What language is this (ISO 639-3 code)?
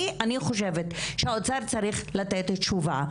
heb